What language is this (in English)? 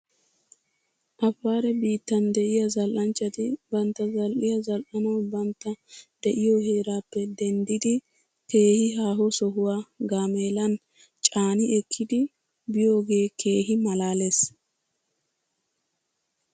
Wolaytta